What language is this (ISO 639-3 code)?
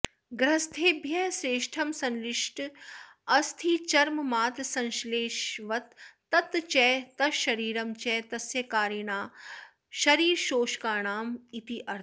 san